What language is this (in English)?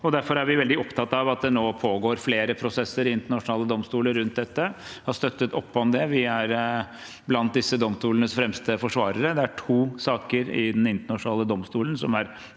Norwegian